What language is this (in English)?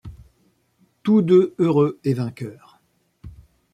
French